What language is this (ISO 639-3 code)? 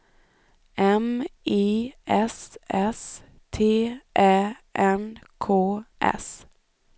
swe